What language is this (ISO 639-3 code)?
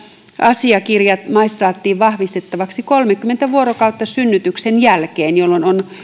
fin